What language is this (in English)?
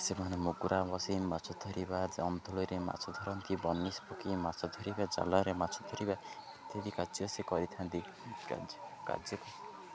Odia